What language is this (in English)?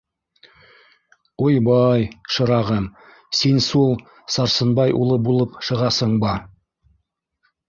Bashkir